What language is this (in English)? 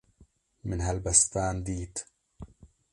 Kurdish